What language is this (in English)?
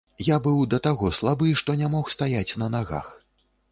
Belarusian